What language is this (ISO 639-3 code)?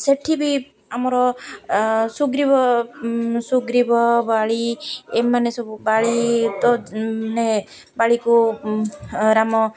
ori